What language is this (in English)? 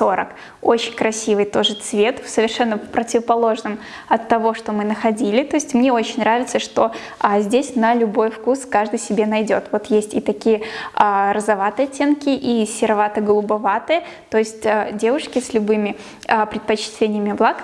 Russian